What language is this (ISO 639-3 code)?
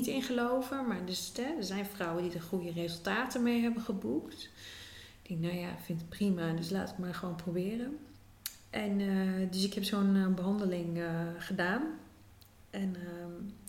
nld